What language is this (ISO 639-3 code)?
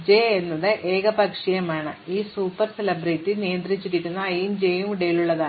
mal